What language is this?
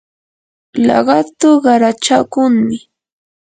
Yanahuanca Pasco Quechua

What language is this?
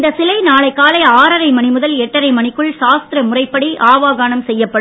Tamil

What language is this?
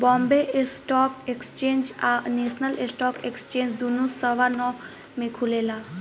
Bhojpuri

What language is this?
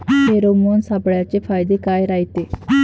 Marathi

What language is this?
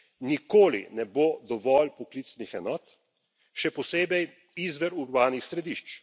Slovenian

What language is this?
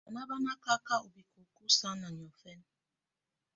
Tunen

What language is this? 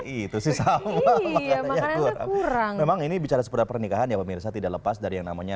Indonesian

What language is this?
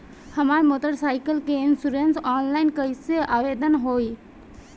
Bhojpuri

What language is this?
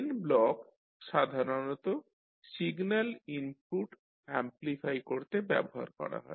Bangla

